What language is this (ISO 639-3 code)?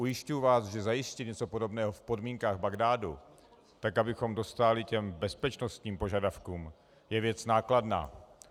ces